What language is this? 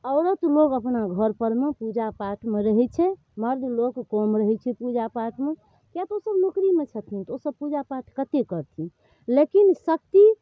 Maithili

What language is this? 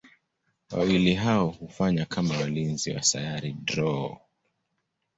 Swahili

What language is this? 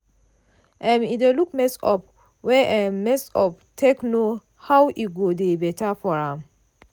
Nigerian Pidgin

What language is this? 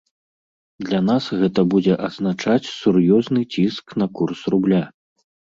Belarusian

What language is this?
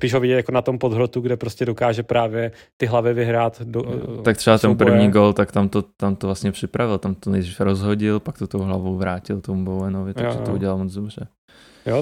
Czech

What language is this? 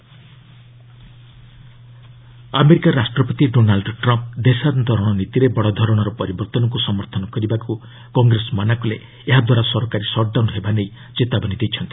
Odia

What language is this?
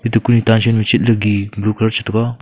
Wancho Naga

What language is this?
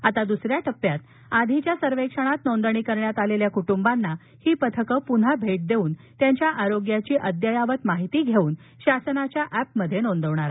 Marathi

